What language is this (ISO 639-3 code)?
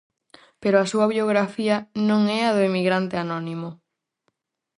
glg